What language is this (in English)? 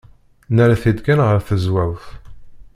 Kabyle